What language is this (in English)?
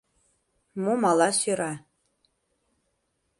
Mari